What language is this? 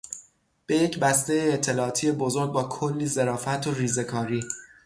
Persian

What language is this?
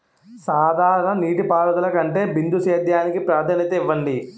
Telugu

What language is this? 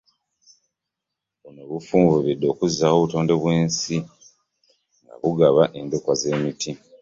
Ganda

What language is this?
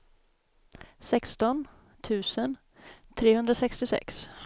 Swedish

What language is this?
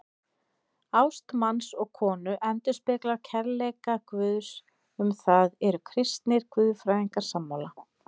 Icelandic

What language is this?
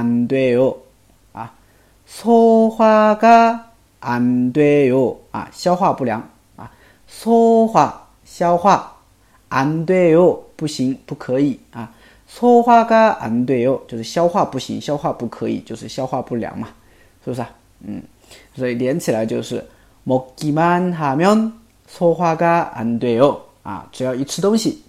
Chinese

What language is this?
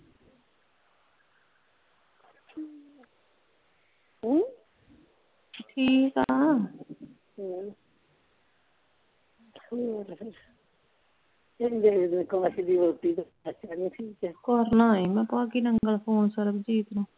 Punjabi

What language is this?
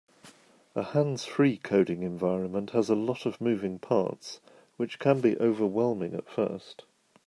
English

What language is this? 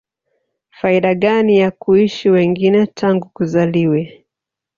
Swahili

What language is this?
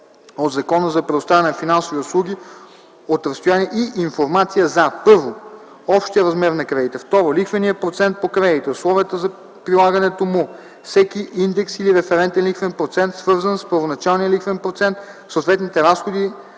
Bulgarian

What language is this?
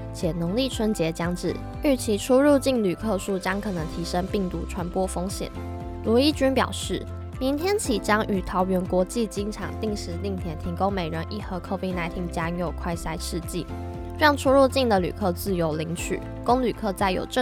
Chinese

